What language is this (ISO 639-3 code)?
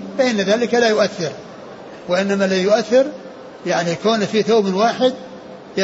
ara